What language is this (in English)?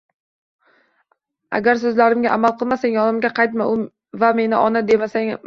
Uzbek